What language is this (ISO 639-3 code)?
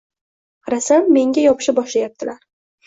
uzb